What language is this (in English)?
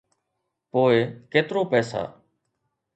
Sindhi